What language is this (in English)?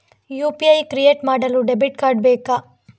Kannada